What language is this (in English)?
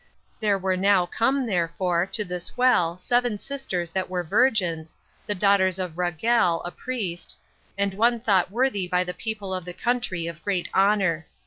English